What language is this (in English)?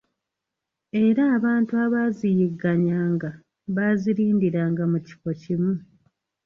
Ganda